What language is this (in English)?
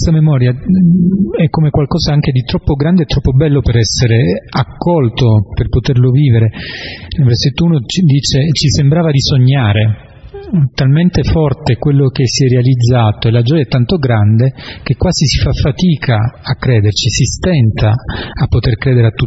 Italian